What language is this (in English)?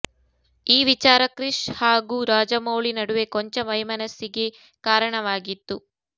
Kannada